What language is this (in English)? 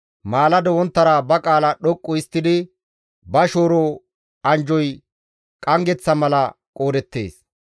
Gamo